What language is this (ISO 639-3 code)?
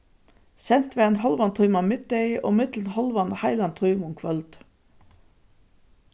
fao